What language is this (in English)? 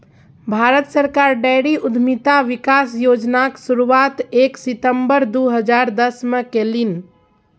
Maithili